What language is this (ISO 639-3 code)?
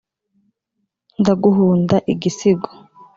kin